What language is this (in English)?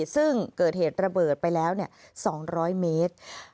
Thai